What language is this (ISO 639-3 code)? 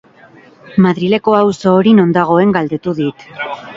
eus